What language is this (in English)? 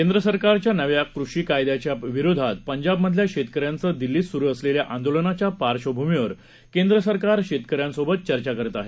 Marathi